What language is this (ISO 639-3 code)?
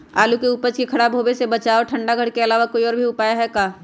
mag